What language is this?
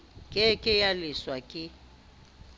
Southern Sotho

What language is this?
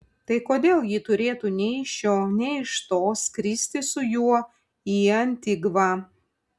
Lithuanian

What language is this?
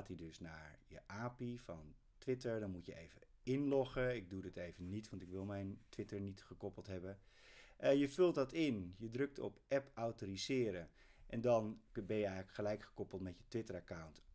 Dutch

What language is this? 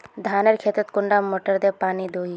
Magahi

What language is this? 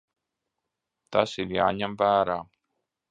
Latvian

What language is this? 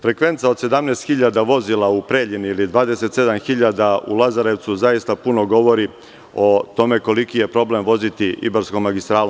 Serbian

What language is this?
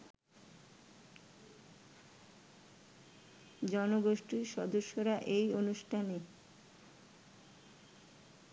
Bangla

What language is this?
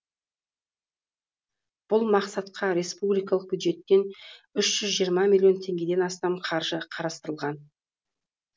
Kazakh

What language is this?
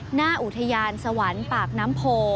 Thai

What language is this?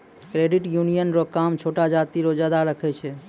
Maithili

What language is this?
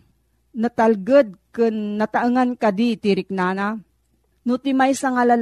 Filipino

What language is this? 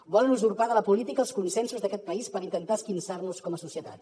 Catalan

